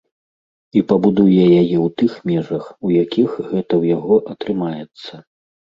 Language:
Belarusian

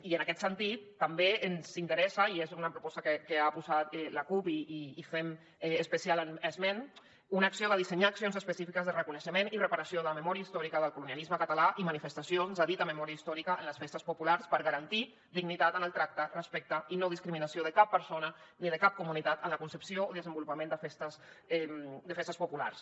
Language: Catalan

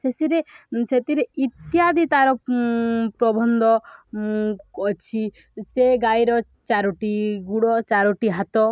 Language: Odia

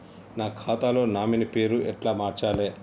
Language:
Telugu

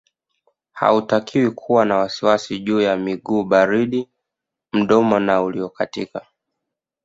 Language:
Swahili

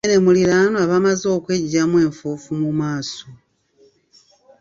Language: Ganda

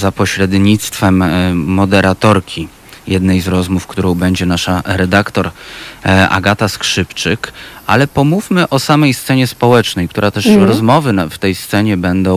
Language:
Polish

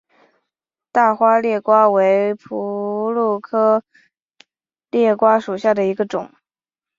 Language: Chinese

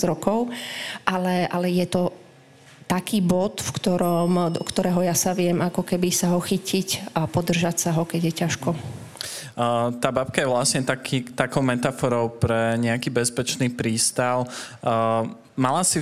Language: Slovak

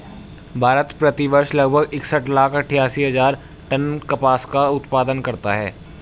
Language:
Hindi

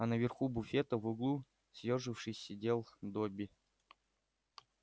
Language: Russian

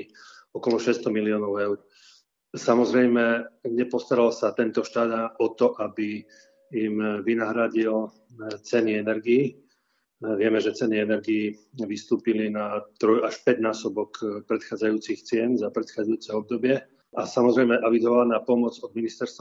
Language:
Slovak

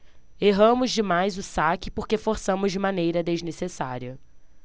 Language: Portuguese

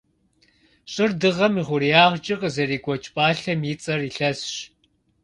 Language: Kabardian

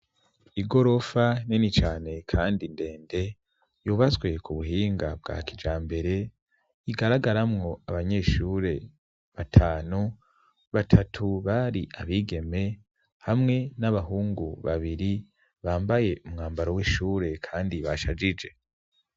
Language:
Rundi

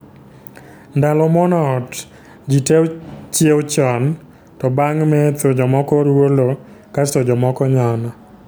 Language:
Luo (Kenya and Tanzania)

